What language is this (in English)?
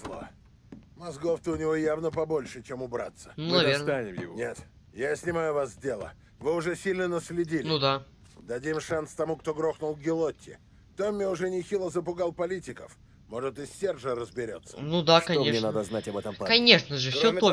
Russian